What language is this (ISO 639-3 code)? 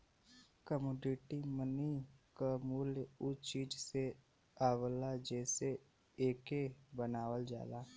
bho